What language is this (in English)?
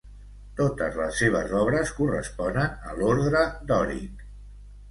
Catalan